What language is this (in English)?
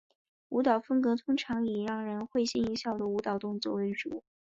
Chinese